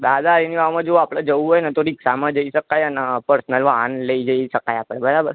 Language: Gujarati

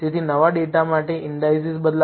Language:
Gujarati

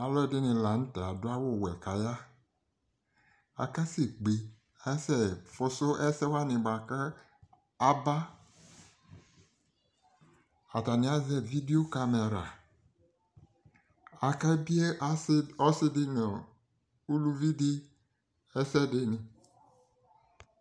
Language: Ikposo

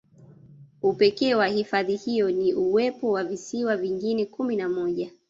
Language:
Swahili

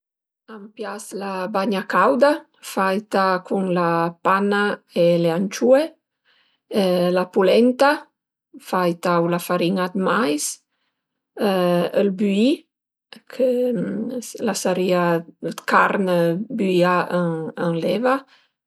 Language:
Piedmontese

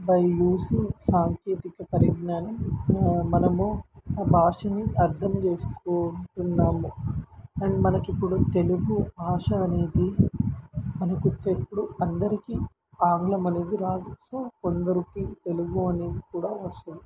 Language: Telugu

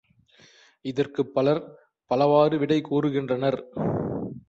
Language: Tamil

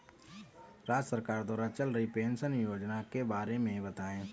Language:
Hindi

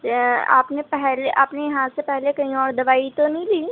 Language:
Urdu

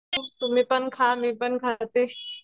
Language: Marathi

